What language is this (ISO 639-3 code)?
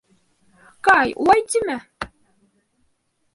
bak